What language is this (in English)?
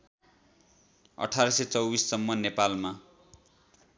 Nepali